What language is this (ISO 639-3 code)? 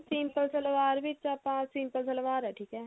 pan